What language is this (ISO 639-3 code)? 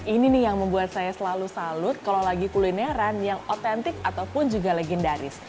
ind